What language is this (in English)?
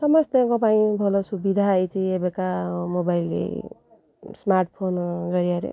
Odia